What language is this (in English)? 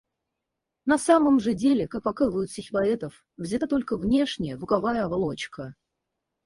Russian